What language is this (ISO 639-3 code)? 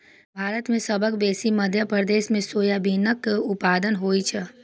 mai